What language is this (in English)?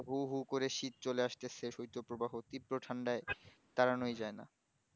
Bangla